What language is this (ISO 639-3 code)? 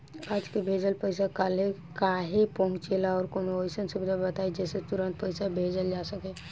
bho